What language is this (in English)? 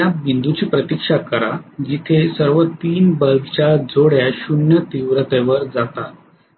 Marathi